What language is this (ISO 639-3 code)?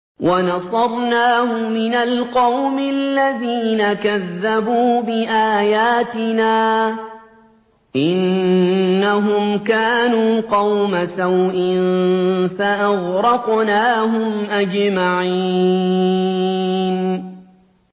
ara